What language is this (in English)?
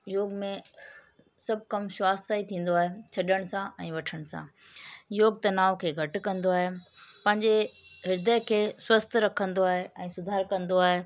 Sindhi